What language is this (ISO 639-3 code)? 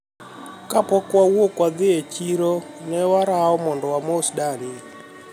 luo